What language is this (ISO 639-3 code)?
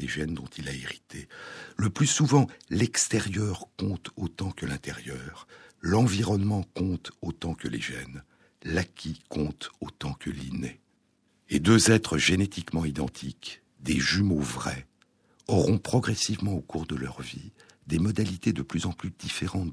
fra